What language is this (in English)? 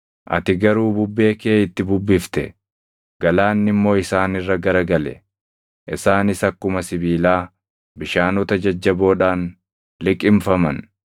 Oromo